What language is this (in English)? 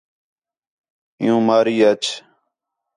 Khetrani